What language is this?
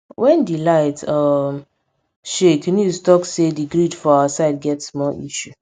Nigerian Pidgin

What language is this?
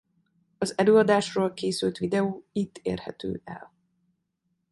Hungarian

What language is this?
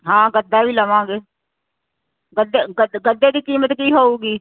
Punjabi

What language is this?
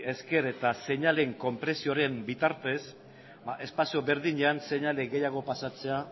Basque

